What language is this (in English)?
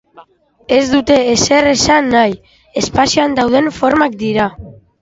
Basque